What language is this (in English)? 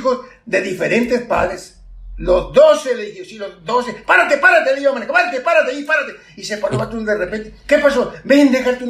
Spanish